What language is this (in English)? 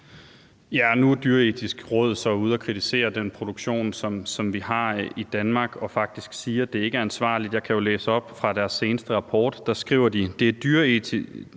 Danish